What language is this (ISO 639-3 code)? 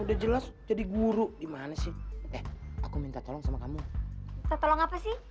ind